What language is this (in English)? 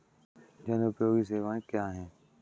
Hindi